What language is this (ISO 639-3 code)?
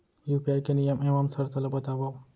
hne